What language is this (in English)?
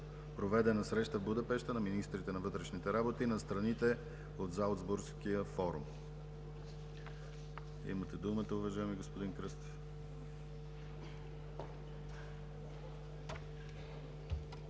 Bulgarian